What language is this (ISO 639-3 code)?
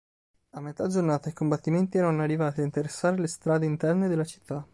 ita